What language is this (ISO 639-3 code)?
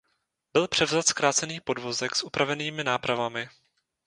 ces